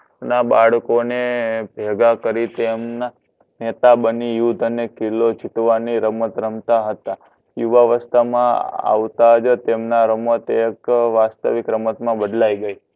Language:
Gujarati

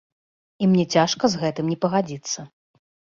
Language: Belarusian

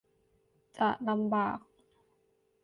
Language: Thai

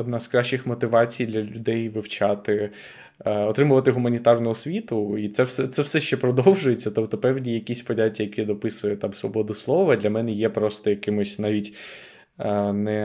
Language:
Ukrainian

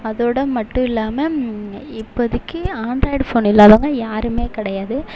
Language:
Tamil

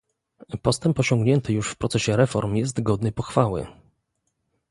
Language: Polish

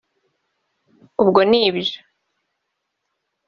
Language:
Kinyarwanda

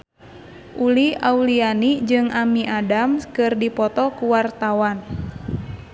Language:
Sundanese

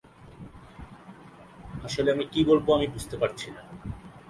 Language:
Bangla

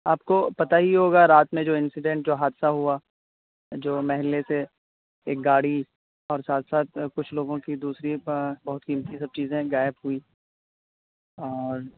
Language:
Urdu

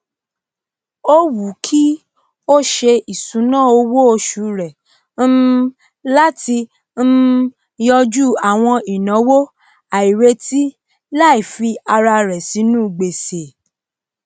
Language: Yoruba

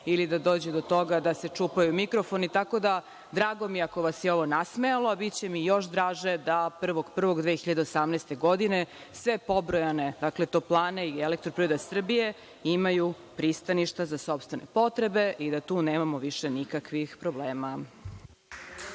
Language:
Serbian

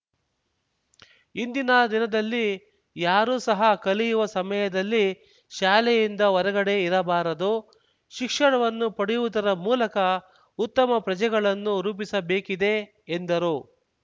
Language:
Kannada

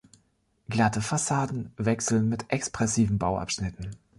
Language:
German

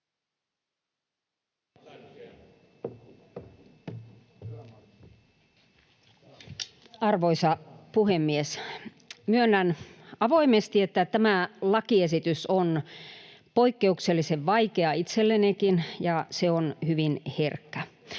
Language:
Finnish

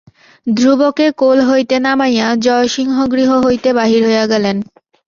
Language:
Bangla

